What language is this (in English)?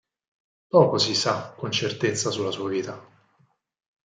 Italian